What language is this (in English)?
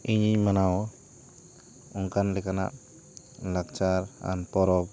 Santali